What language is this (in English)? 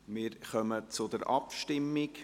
Swiss German